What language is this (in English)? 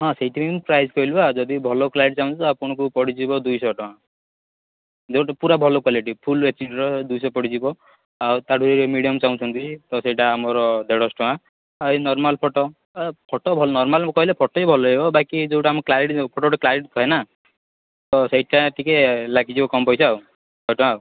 Odia